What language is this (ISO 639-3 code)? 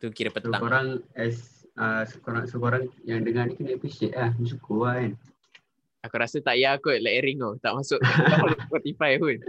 msa